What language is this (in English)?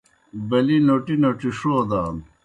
Kohistani Shina